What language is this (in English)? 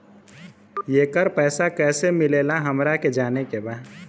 Bhojpuri